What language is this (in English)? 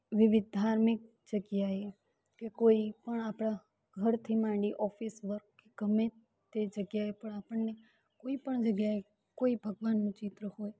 Gujarati